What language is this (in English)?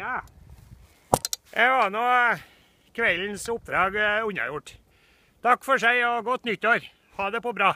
Norwegian